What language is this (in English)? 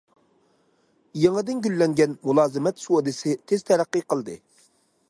Uyghur